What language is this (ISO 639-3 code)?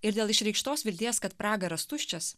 lit